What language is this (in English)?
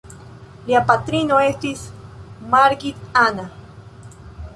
Esperanto